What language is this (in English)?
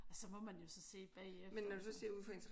Danish